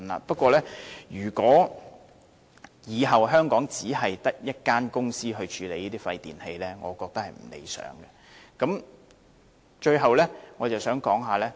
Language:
Cantonese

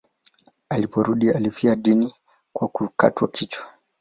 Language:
Swahili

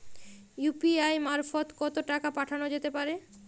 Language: Bangla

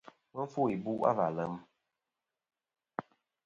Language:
Kom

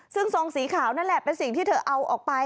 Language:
Thai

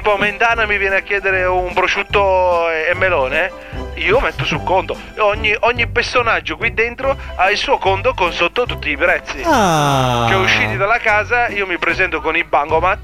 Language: Italian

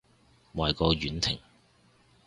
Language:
Cantonese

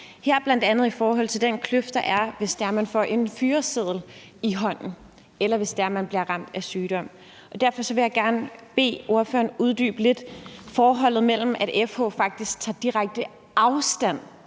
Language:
Danish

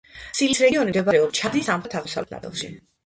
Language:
Georgian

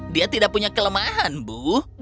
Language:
Indonesian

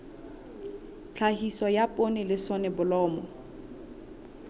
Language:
Southern Sotho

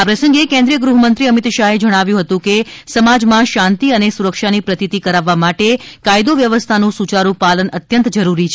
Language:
Gujarati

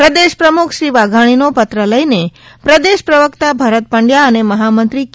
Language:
Gujarati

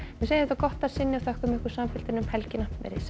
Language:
Icelandic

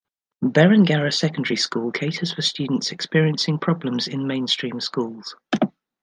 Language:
English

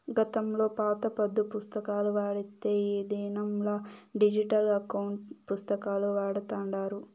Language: Telugu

